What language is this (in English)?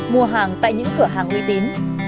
Vietnamese